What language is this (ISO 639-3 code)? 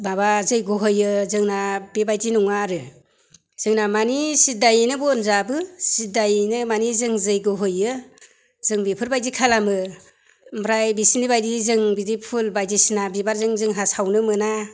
brx